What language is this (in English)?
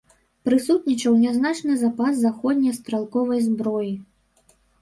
Belarusian